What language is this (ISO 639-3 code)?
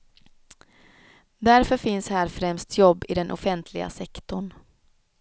swe